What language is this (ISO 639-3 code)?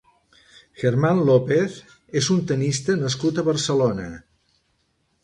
cat